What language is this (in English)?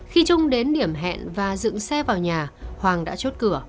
Vietnamese